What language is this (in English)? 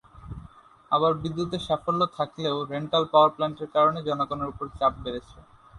Bangla